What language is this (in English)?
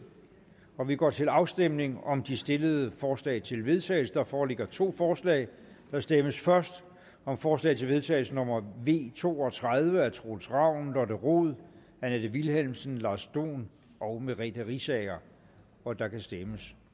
Danish